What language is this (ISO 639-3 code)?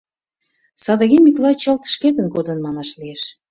chm